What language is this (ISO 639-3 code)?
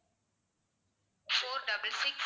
tam